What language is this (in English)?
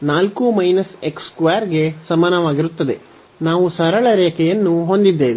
Kannada